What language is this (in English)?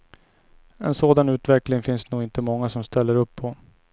Swedish